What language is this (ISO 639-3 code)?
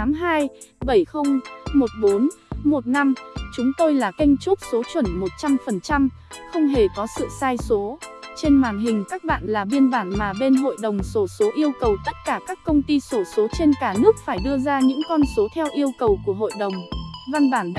vie